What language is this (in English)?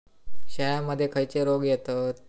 Marathi